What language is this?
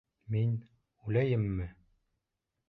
Bashkir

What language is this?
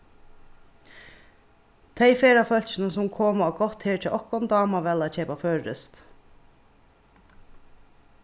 Faroese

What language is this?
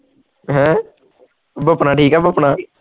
Punjabi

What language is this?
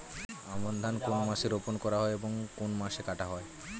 Bangla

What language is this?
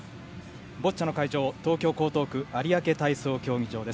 Japanese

